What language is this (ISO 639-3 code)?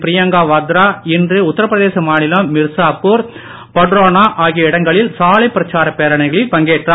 tam